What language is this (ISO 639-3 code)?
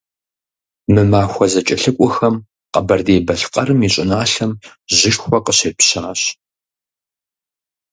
kbd